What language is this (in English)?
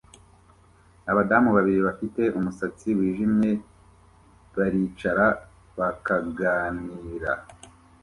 Kinyarwanda